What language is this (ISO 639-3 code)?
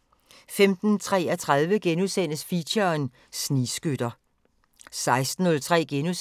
dan